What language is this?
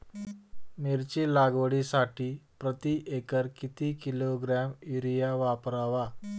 Marathi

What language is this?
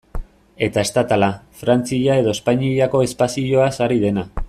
Basque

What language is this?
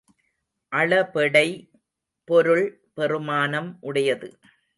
Tamil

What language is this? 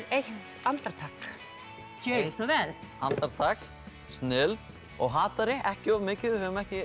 Icelandic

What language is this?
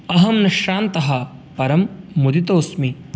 Sanskrit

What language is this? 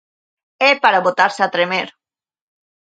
Galician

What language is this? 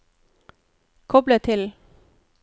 Norwegian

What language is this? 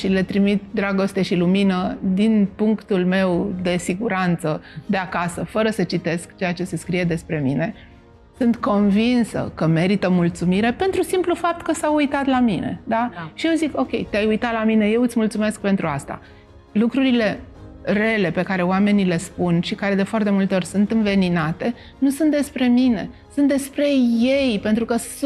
Romanian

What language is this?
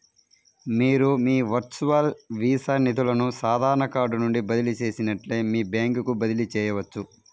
Telugu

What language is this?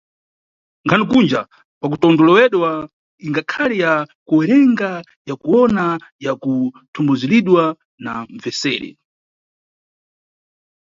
Nyungwe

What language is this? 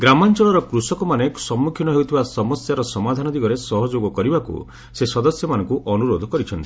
Odia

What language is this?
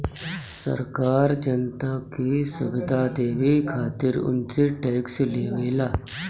Bhojpuri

